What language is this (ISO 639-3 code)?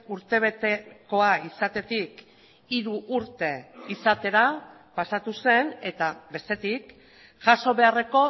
eus